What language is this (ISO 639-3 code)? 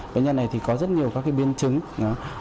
vie